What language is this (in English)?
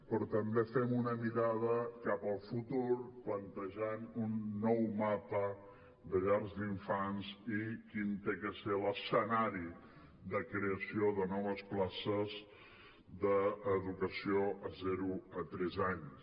Catalan